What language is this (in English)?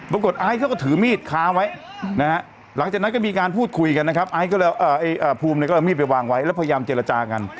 Thai